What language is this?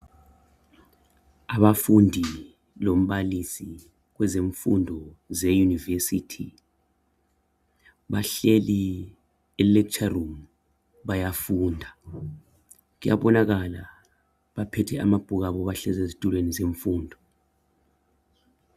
North Ndebele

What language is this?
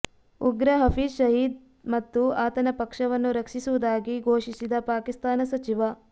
Kannada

